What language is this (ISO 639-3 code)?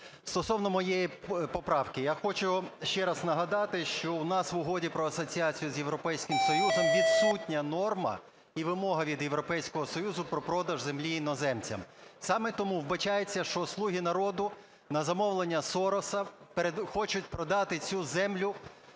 ukr